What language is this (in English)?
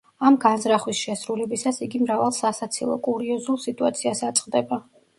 Georgian